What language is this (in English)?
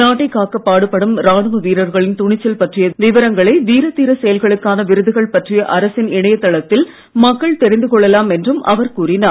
Tamil